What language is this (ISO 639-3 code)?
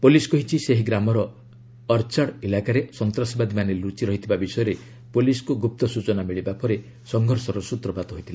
ori